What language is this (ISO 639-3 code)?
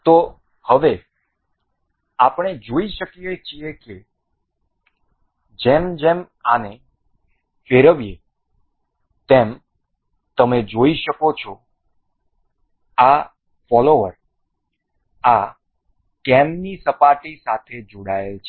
guj